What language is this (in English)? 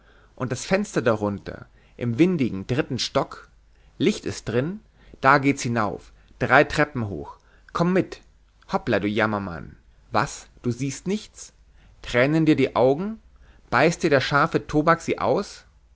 German